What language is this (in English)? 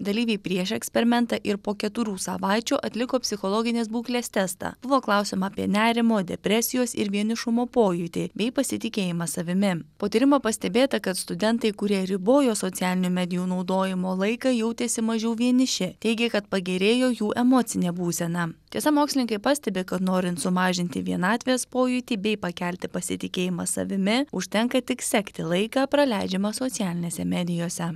Lithuanian